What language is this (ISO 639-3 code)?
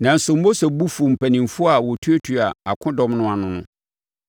aka